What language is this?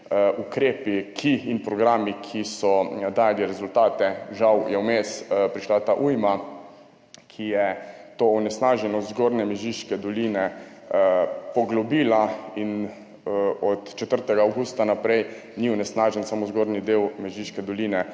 Slovenian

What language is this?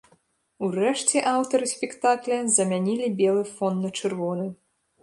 Belarusian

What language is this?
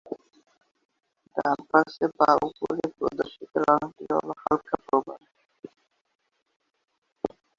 Bangla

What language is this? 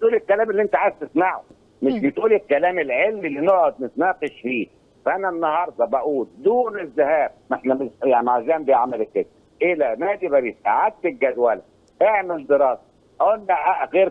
Arabic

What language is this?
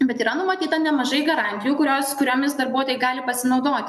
Lithuanian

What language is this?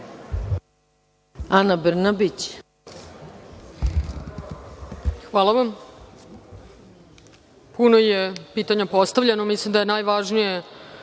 Serbian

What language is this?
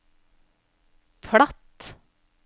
Norwegian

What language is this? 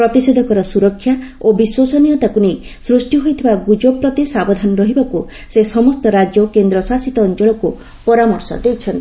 Odia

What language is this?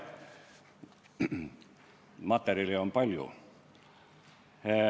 Estonian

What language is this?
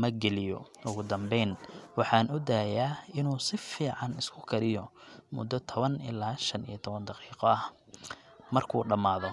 Somali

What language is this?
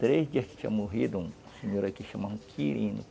Portuguese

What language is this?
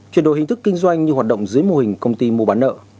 Vietnamese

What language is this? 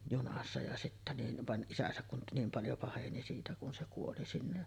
Finnish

